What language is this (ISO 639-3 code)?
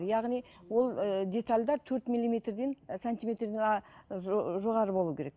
kaz